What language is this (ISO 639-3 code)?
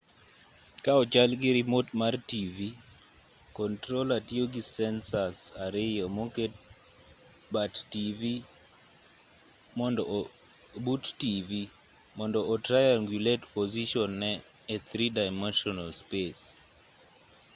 luo